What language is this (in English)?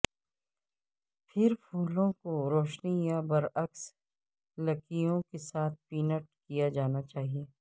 Urdu